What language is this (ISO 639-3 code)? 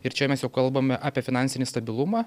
lit